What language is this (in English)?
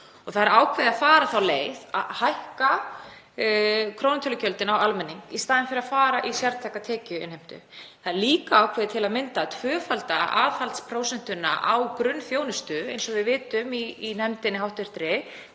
Icelandic